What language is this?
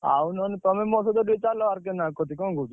Odia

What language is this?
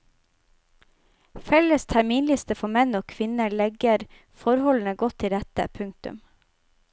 Norwegian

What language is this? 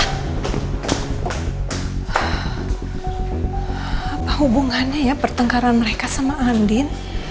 Indonesian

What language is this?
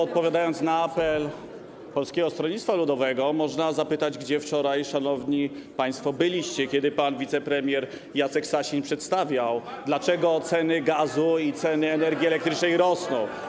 Polish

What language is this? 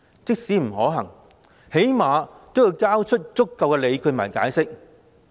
Cantonese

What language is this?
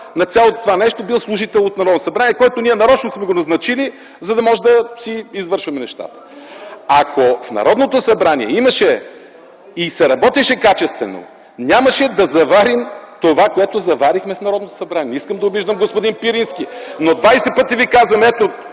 Bulgarian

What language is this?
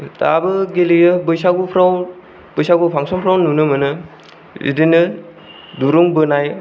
Bodo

